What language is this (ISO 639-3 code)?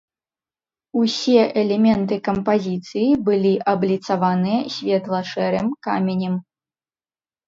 bel